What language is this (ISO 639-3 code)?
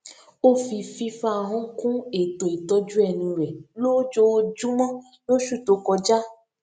yor